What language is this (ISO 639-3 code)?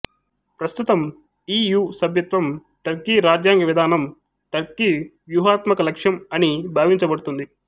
tel